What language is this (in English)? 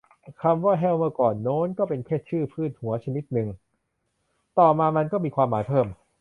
Thai